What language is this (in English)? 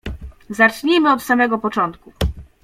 Polish